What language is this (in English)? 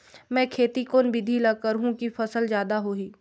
Chhattisgarhi